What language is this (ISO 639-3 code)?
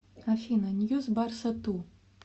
rus